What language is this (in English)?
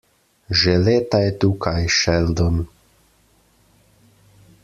Slovenian